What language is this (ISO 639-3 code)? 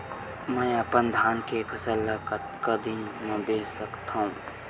hne